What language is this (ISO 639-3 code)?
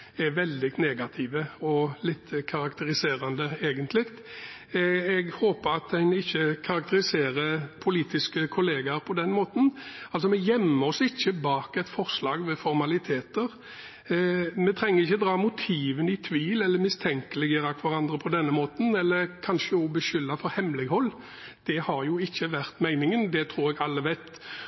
nob